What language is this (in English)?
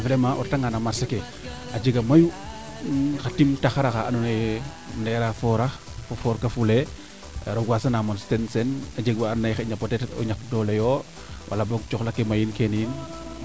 Serer